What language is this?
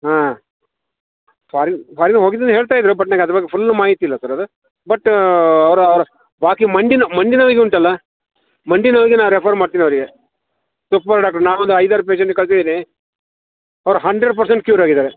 Kannada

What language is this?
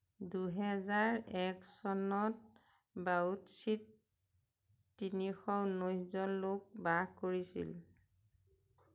Assamese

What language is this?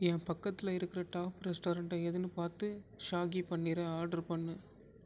Tamil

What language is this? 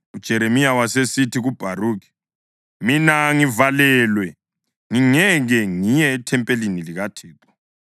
North Ndebele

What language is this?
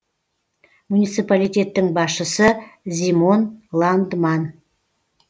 Kazakh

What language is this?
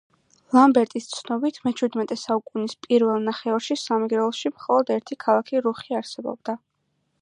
Georgian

